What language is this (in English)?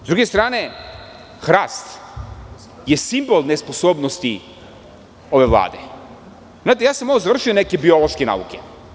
Serbian